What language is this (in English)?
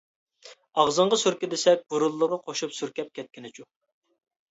Uyghur